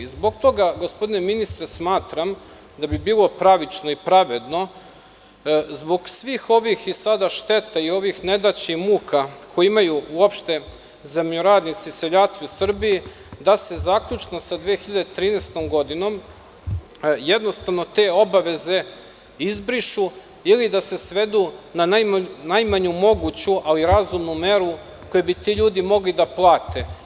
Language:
Serbian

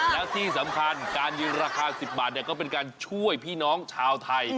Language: Thai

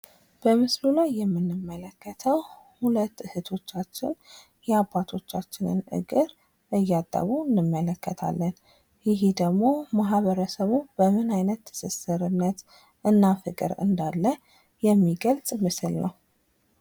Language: Amharic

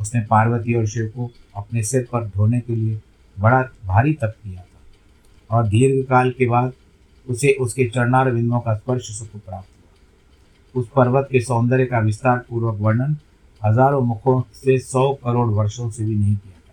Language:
Hindi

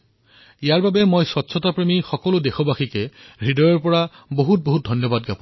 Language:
Assamese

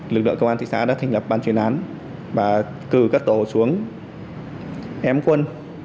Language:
Vietnamese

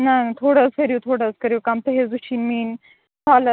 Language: Kashmiri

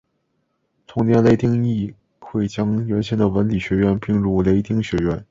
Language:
Chinese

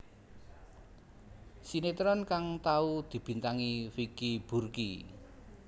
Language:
Javanese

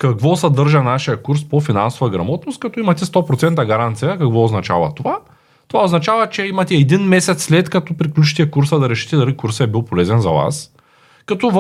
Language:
Bulgarian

